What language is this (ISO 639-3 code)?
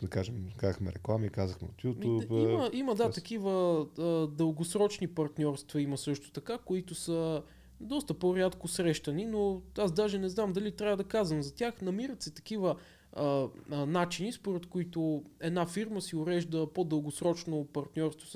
bul